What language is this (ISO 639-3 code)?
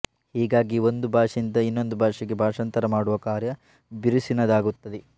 kan